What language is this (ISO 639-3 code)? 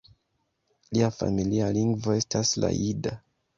epo